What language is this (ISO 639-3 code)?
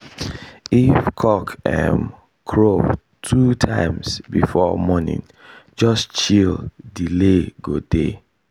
pcm